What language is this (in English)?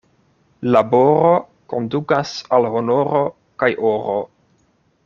Esperanto